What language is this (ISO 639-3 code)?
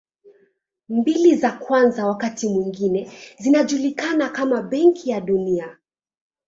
swa